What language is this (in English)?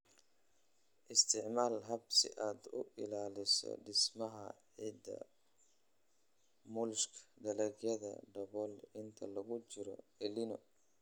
Somali